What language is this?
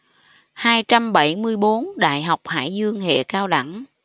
Vietnamese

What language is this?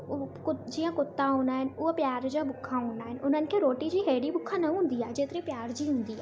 Sindhi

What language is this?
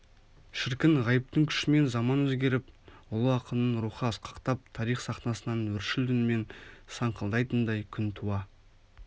Kazakh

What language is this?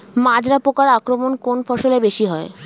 Bangla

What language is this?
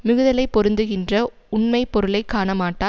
Tamil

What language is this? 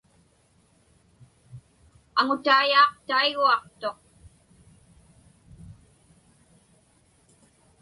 Inupiaq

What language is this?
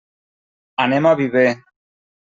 Catalan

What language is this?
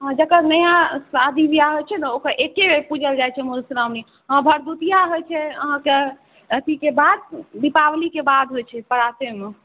Maithili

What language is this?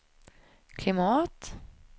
Swedish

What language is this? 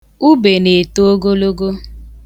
Igbo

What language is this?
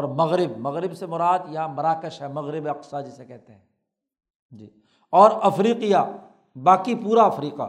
Urdu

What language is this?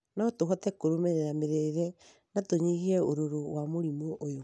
Kikuyu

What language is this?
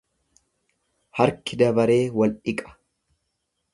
Oromo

